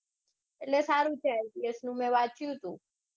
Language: Gujarati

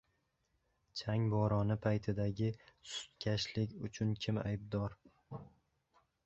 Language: Uzbek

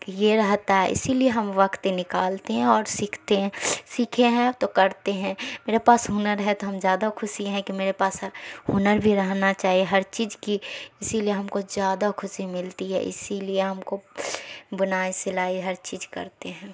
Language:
Urdu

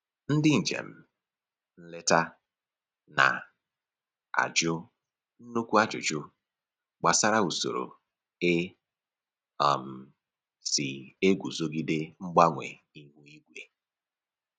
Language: Igbo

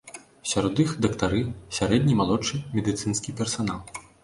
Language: Belarusian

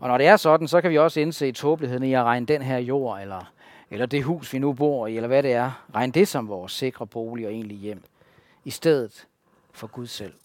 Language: Danish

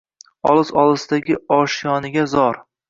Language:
Uzbek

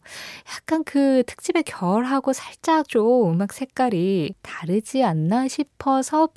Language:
Korean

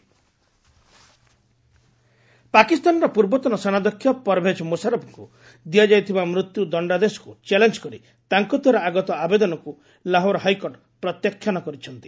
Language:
Odia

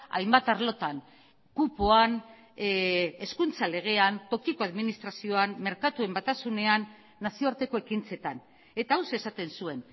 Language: Basque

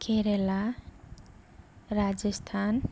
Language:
Bodo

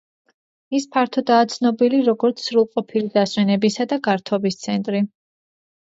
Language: Georgian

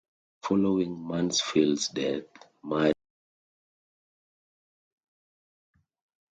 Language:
English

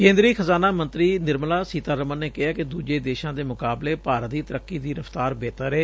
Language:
Punjabi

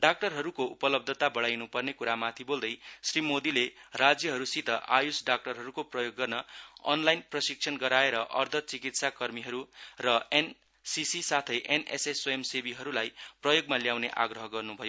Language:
Nepali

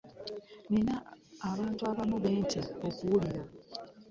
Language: Ganda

